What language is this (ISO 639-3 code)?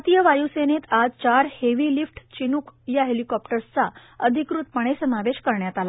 mar